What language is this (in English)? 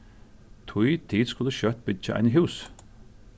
Faroese